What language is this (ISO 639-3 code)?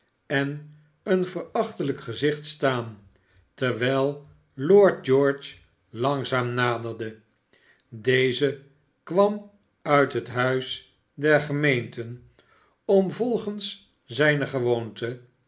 nld